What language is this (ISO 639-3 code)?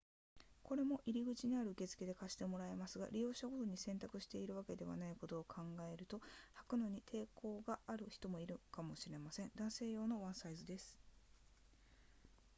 jpn